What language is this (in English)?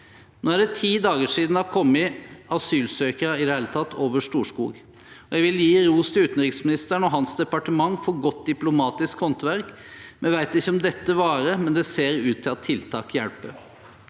Norwegian